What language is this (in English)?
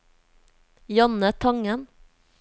Norwegian